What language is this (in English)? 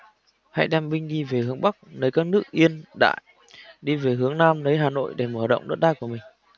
Vietnamese